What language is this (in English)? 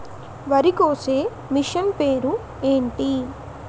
Telugu